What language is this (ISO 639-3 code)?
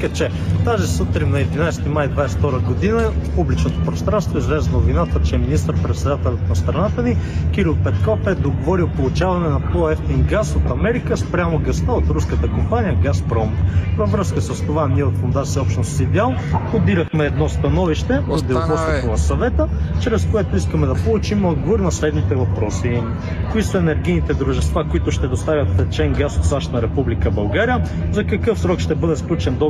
bul